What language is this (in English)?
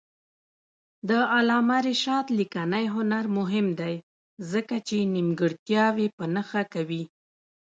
Pashto